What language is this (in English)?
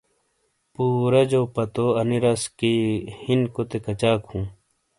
Shina